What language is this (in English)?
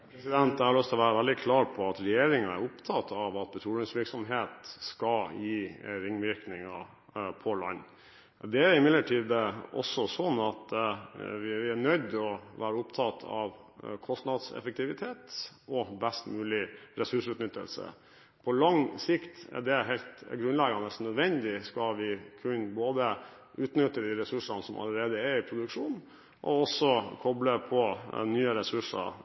Norwegian